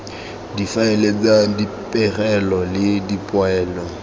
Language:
Tswana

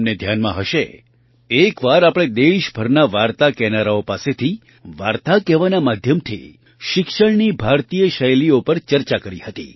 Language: Gujarati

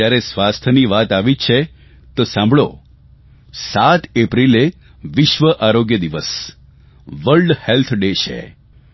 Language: Gujarati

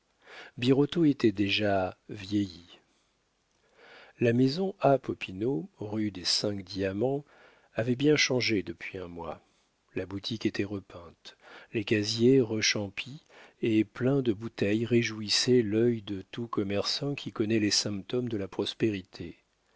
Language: French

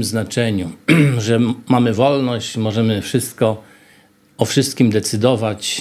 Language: Polish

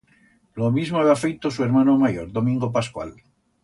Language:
Aragonese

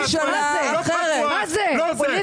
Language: Hebrew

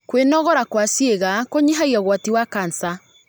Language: Kikuyu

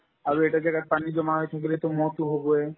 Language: Assamese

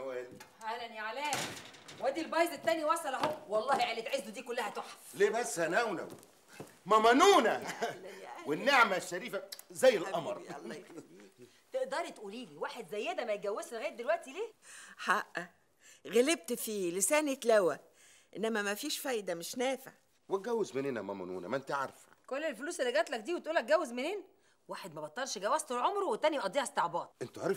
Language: Arabic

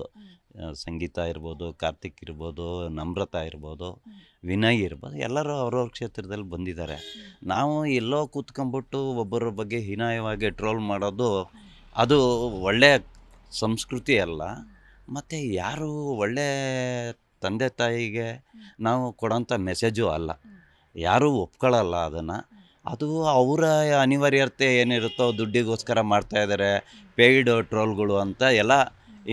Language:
Kannada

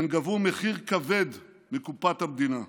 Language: Hebrew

